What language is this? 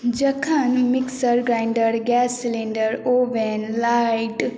Maithili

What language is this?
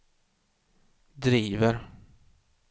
Swedish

